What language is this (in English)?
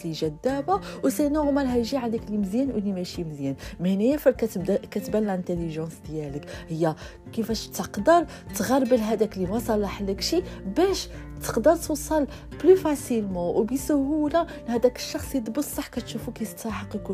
Arabic